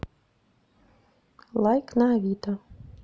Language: Russian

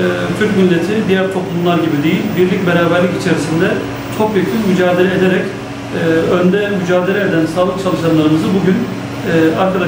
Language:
Turkish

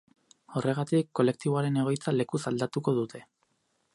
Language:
Basque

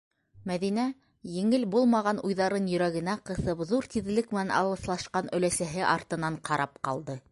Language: Bashkir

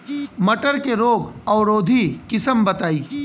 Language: Bhojpuri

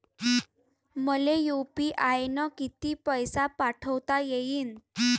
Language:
Marathi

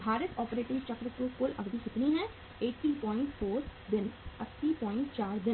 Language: Hindi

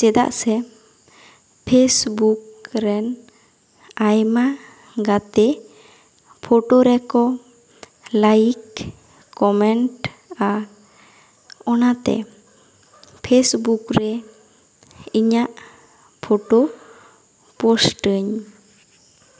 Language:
Santali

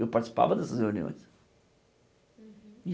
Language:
Portuguese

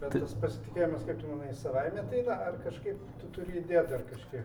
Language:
Lithuanian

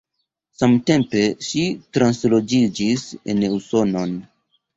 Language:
Esperanto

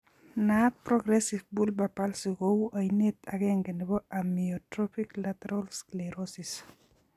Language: Kalenjin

